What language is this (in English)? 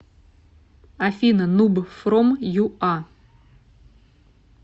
Russian